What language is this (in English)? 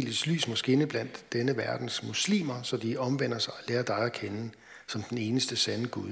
Danish